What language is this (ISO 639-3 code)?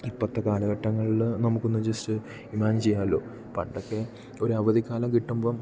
mal